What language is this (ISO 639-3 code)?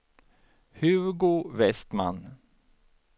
swe